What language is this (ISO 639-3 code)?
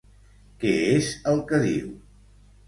cat